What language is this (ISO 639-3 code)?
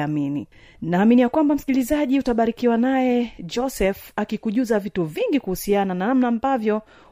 swa